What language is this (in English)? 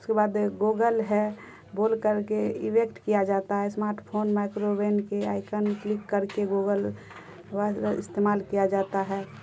Urdu